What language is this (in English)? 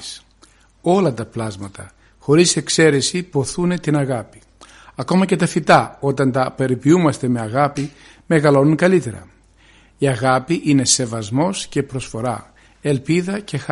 Greek